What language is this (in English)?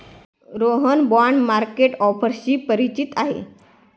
Marathi